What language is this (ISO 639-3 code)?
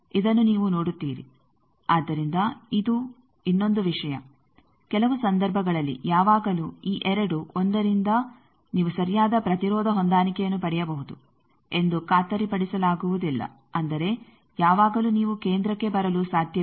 kan